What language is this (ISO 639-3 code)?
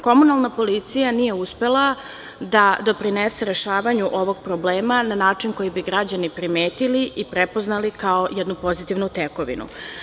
srp